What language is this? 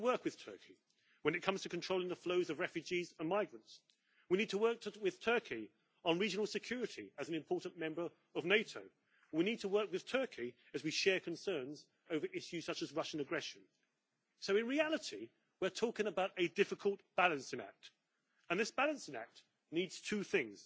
English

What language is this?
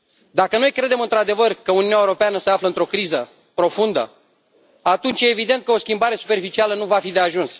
Romanian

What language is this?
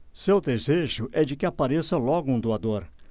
Portuguese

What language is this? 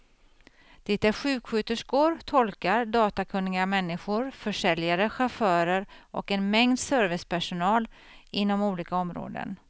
Swedish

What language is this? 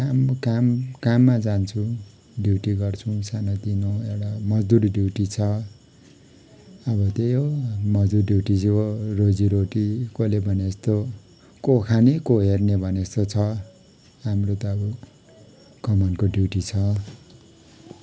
Nepali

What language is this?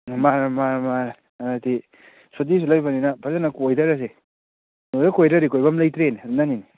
Manipuri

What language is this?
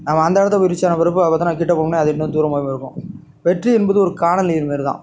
Tamil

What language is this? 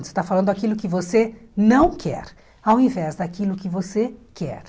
Portuguese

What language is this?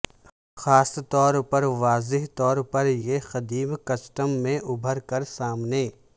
Urdu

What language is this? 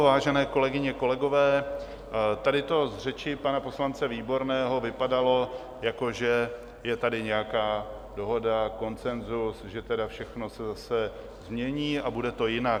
Czech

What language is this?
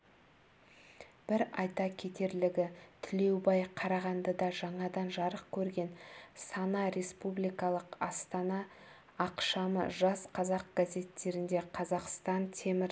Kazakh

